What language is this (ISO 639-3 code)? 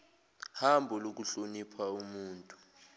zul